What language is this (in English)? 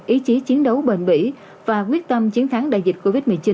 Vietnamese